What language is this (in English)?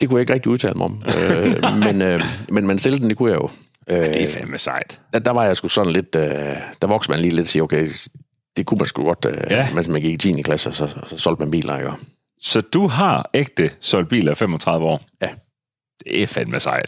Danish